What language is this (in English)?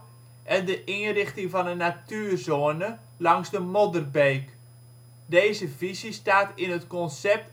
Dutch